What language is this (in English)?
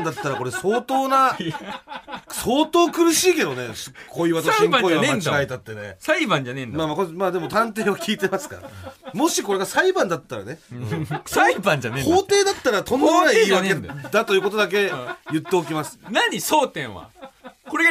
Japanese